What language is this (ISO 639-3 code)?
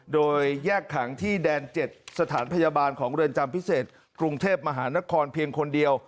tha